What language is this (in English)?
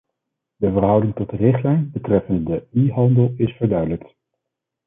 Dutch